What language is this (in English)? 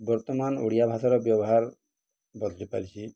Odia